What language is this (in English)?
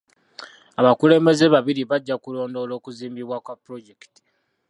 Ganda